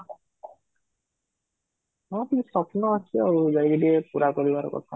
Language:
Odia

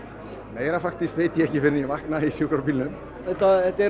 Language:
Icelandic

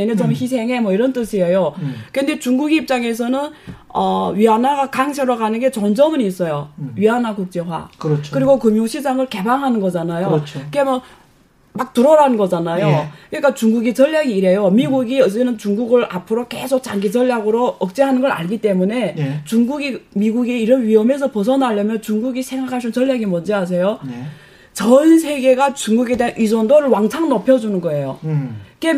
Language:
Korean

